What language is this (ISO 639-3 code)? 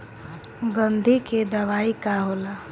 bho